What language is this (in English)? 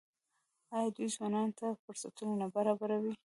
Pashto